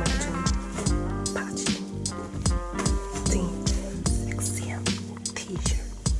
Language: Korean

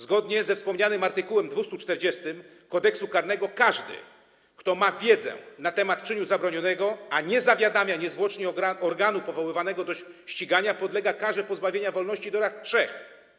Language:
Polish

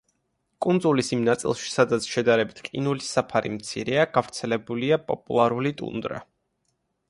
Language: Georgian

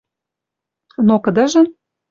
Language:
Western Mari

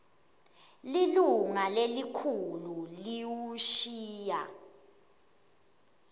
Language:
Swati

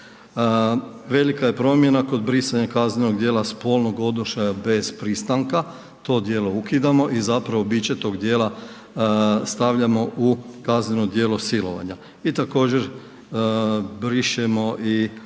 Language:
Croatian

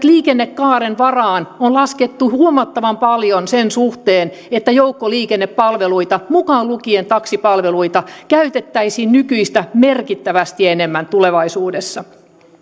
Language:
Finnish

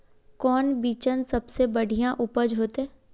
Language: Magahi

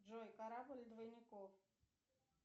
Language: Russian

